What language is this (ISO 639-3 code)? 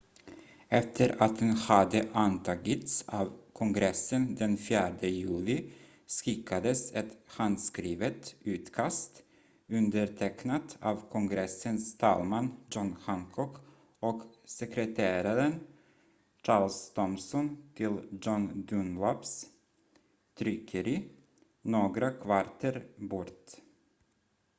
swe